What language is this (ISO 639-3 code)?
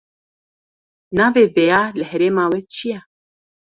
kur